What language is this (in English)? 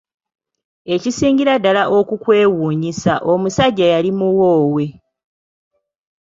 Ganda